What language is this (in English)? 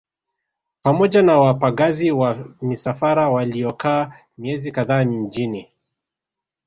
Swahili